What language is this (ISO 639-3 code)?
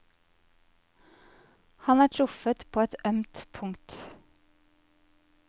nor